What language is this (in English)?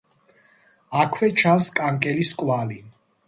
Georgian